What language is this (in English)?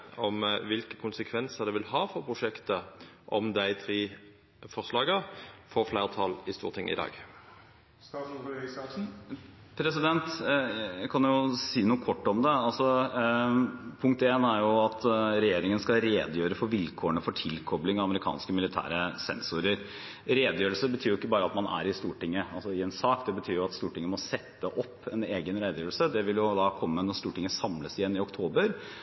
Norwegian